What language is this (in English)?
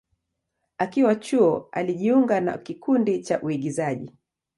Swahili